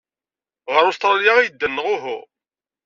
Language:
Kabyle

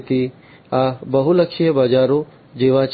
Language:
Gujarati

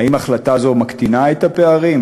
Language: Hebrew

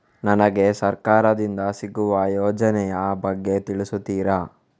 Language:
Kannada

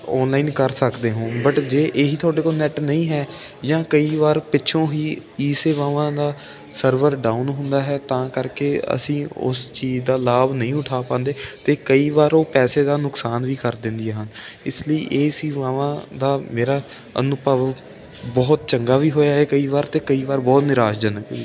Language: Punjabi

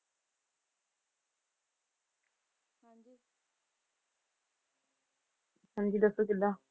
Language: Punjabi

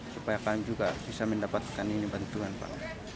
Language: Indonesian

